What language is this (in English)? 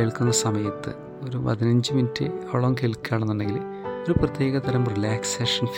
Malayalam